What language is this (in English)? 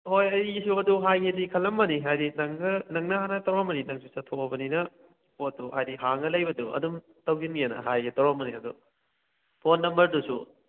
Manipuri